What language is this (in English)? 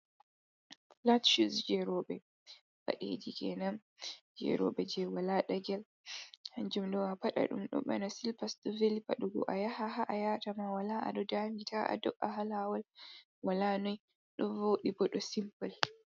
Fula